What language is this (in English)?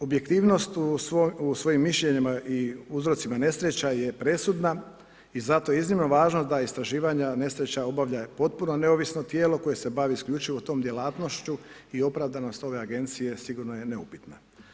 Croatian